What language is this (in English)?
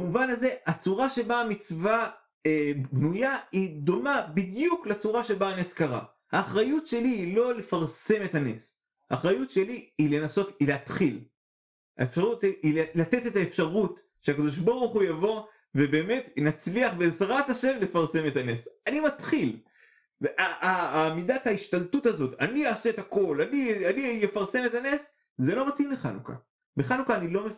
Hebrew